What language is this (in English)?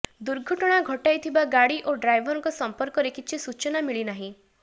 Odia